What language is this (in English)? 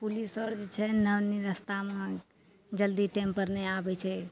Maithili